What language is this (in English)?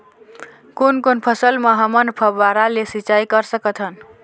Chhattisgarhi